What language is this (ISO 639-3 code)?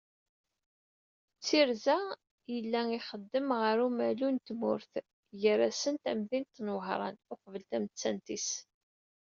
kab